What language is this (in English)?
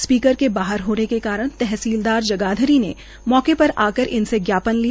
Hindi